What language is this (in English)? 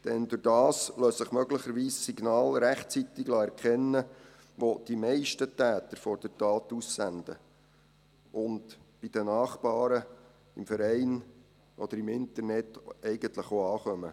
Swiss German